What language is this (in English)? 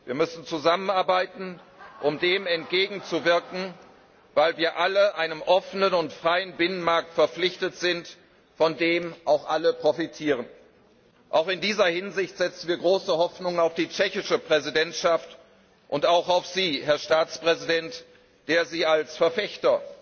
German